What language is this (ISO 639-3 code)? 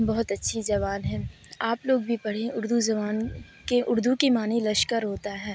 urd